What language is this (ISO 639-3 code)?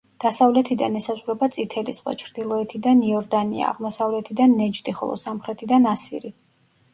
kat